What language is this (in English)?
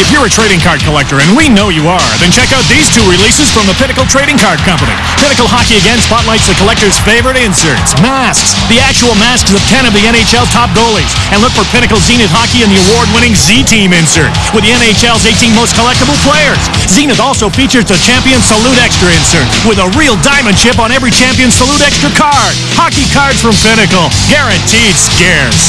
English